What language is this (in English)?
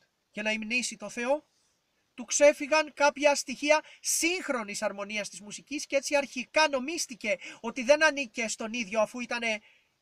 Greek